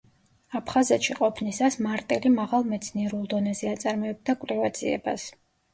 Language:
Georgian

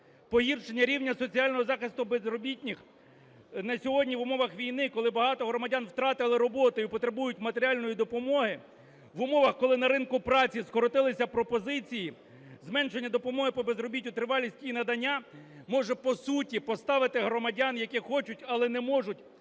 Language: Ukrainian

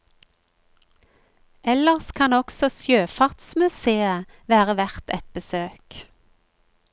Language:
Norwegian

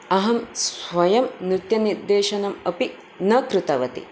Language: Sanskrit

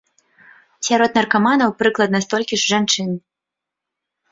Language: Belarusian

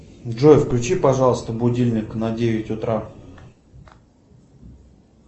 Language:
Russian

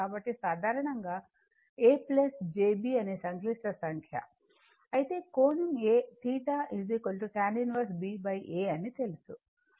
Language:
Telugu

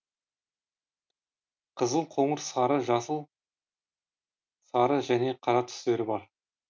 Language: Kazakh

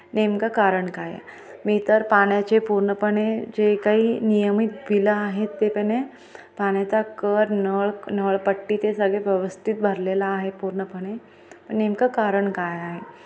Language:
Marathi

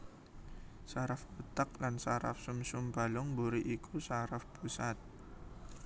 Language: Javanese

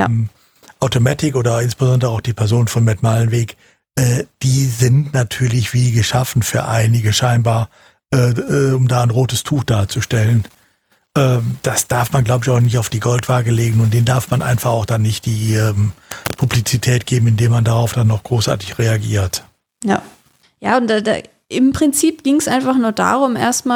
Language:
German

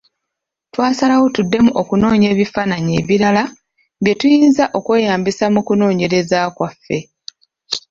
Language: Ganda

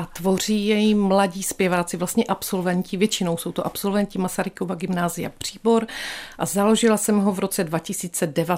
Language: Czech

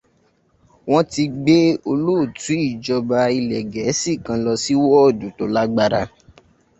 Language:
Yoruba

